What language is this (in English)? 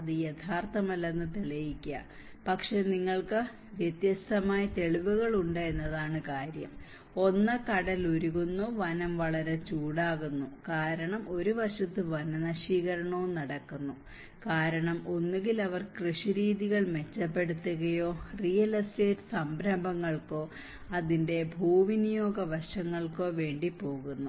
Malayalam